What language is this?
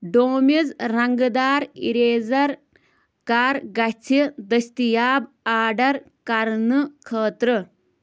Kashmiri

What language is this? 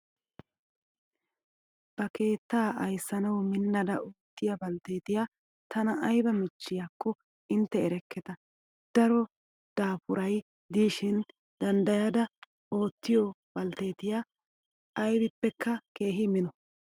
Wolaytta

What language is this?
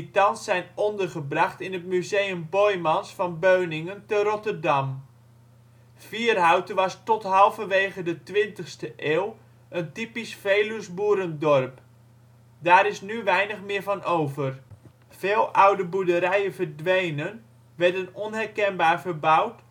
Dutch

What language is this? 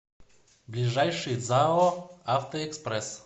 Russian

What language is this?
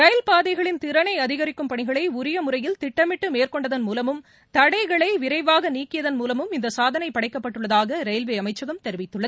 Tamil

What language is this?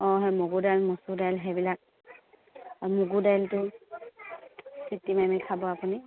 Assamese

